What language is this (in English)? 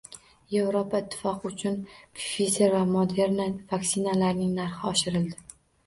Uzbek